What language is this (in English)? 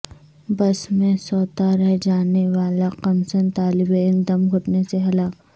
Urdu